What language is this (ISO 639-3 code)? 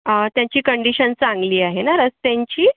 mar